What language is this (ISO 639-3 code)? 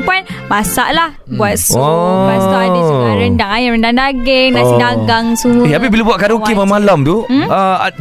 msa